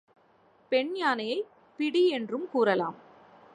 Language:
Tamil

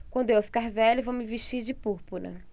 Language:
Portuguese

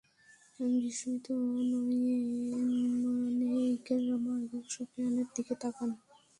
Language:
Bangla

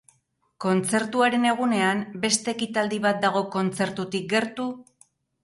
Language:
Basque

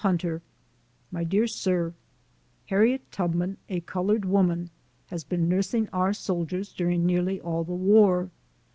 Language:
English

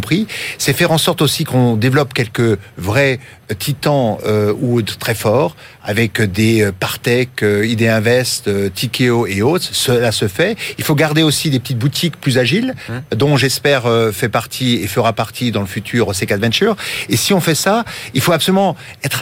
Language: French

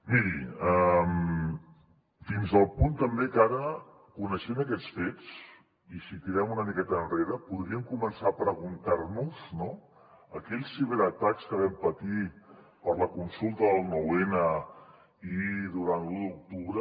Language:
Catalan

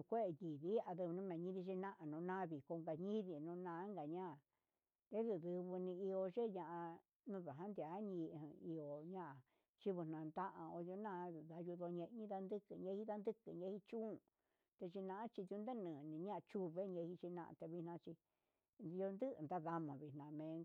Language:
Huitepec Mixtec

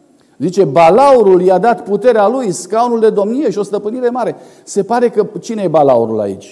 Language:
Romanian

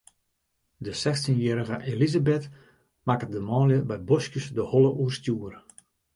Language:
Western Frisian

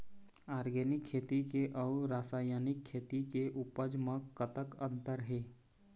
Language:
Chhattisgarhi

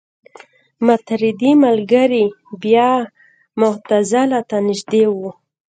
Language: Pashto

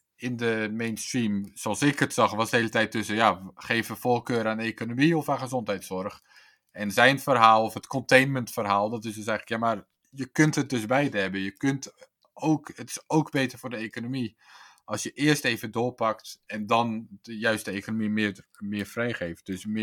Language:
Dutch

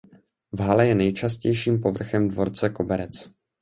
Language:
Czech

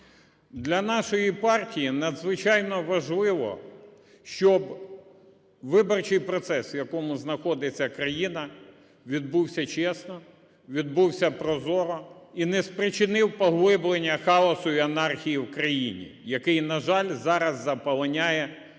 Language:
Ukrainian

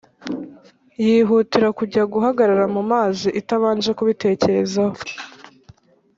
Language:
Kinyarwanda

